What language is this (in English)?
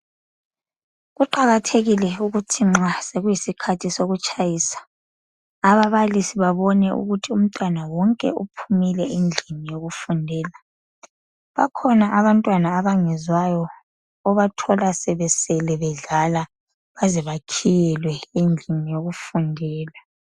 North Ndebele